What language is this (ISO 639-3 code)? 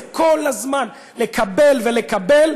heb